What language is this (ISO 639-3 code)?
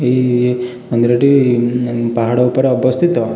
ori